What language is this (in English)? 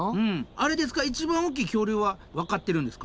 Japanese